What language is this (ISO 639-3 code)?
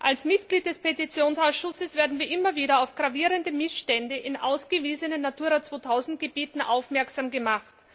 deu